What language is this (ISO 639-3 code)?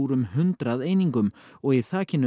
isl